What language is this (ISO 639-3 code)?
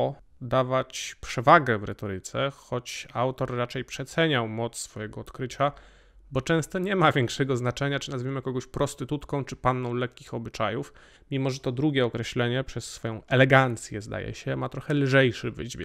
pol